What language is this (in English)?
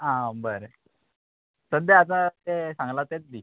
Konkani